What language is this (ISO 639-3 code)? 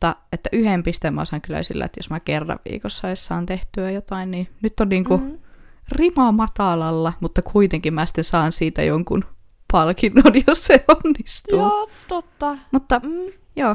fin